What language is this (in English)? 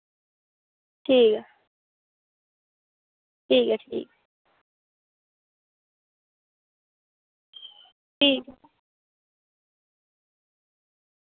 Dogri